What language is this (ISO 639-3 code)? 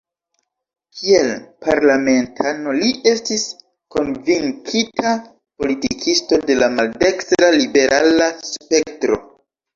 epo